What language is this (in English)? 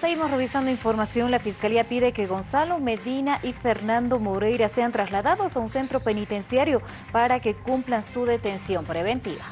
Spanish